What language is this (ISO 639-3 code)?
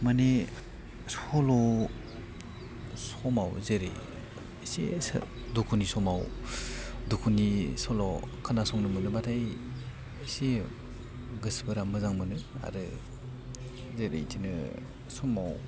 brx